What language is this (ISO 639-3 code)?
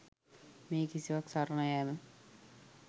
sin